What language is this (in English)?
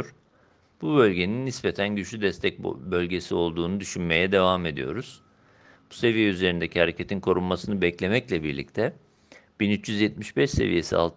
Turkish